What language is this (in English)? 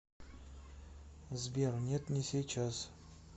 Russian